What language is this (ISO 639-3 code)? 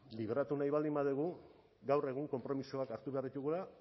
eus